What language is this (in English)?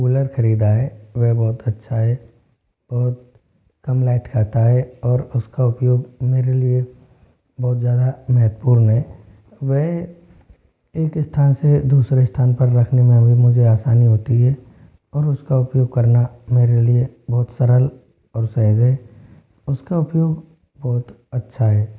Hindi